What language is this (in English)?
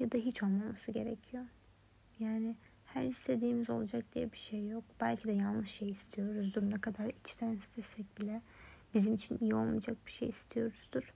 Turkish